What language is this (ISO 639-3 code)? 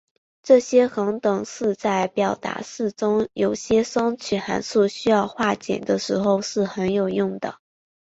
zho